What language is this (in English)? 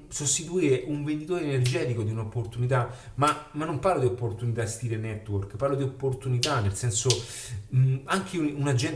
Italian